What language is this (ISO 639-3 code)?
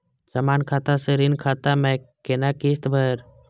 mai